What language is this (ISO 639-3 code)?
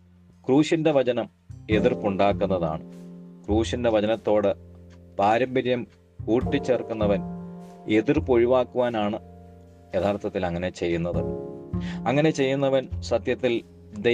mal